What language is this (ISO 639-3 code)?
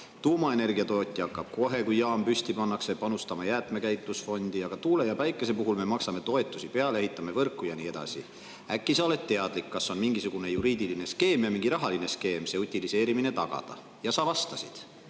est